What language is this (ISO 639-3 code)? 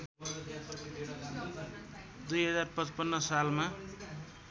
nep